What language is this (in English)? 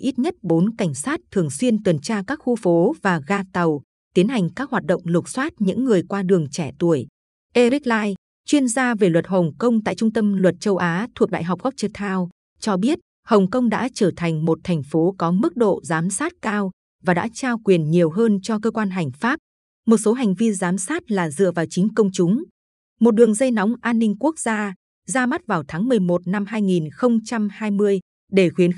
Vietnamese